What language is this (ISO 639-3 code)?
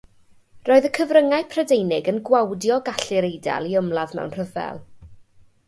cym